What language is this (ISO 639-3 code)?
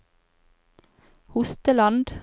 nor